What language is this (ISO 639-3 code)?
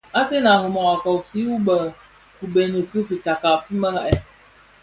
ksf